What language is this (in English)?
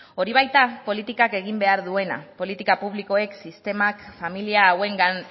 Basque